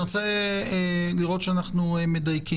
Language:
Hebrew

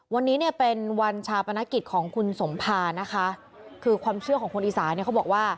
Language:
Thai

